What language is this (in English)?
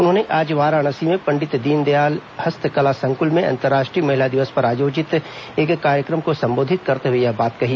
Hindi